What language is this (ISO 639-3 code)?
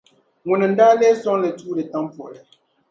dag